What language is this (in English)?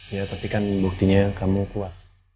Indonesian